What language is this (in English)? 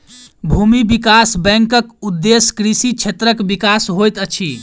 Maithili